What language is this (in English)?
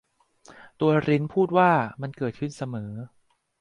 Thai